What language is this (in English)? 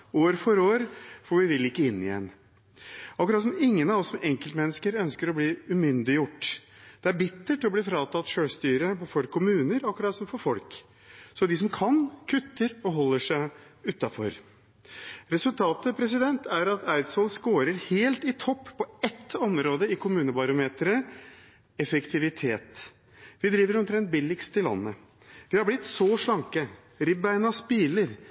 Norwegian Bokmål